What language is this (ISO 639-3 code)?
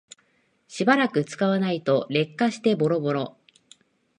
jpn